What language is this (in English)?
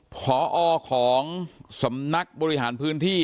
Thai